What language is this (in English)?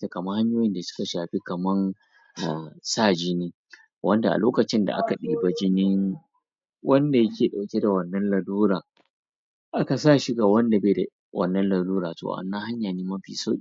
Hausa